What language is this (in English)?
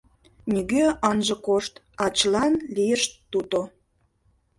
Mari